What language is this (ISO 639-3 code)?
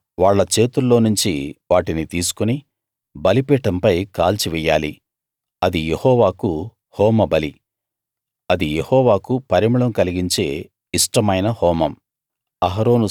tel